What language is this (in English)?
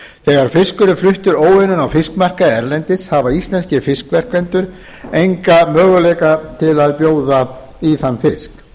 Icelandic